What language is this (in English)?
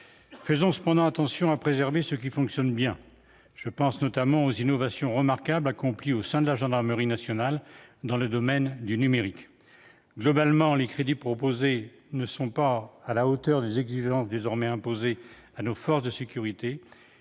French